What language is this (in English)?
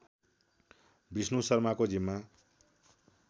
Nepali